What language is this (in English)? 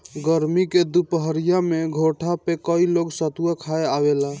Bhojpuri